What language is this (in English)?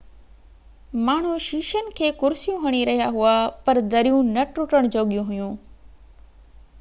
Sindhi